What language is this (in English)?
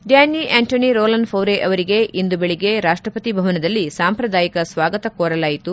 Kannada